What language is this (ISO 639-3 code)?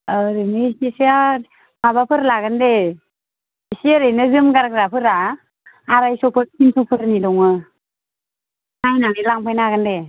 brx